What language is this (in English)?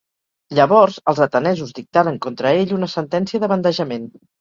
Catalan